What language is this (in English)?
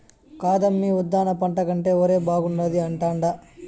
Telugu